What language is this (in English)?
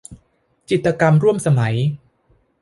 Thai